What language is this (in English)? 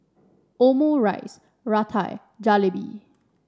English